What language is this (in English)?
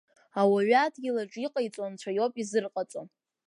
Abkhazian